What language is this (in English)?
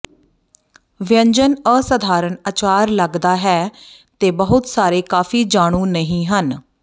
Punjabi